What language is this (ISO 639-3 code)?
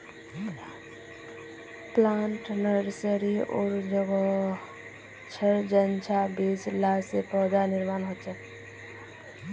mag